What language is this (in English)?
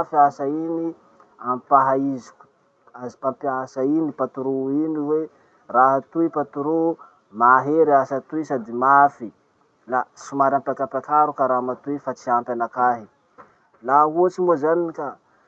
Masikoro Malagasy